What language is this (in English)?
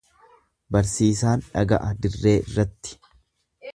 Oromo